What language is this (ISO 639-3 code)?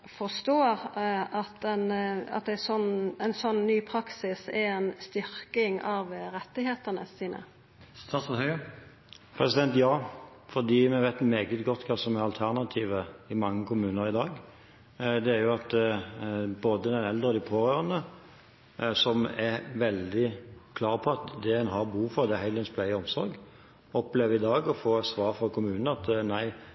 nor